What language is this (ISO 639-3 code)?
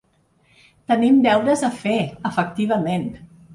cat